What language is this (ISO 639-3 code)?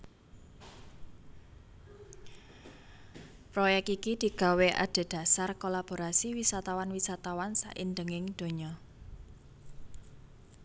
jav